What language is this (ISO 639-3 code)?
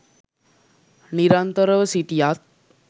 sin